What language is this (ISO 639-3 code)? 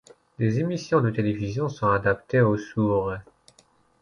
fra